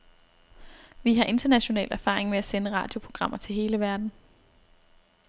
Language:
Danish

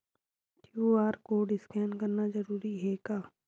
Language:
Chhattisgarhi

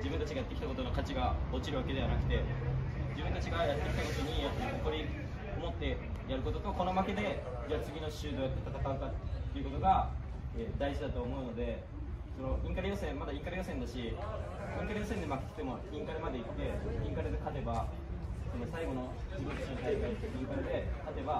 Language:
Japanese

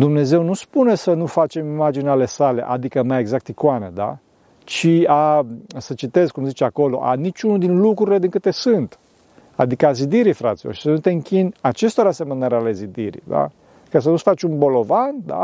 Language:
Romanian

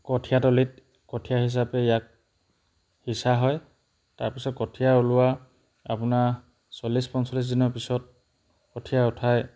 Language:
Assamese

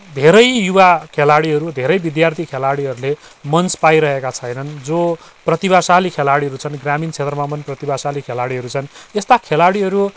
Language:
Nepali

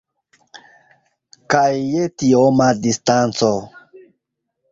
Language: Esperanto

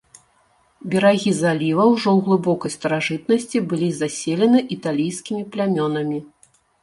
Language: Belarusian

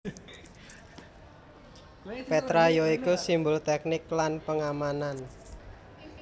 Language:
Javanese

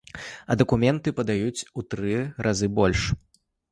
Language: Belarusian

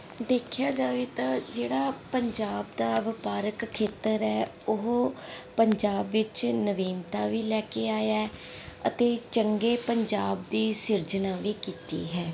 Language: Punjabi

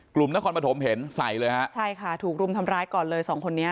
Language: Thai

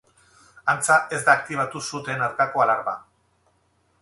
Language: Basque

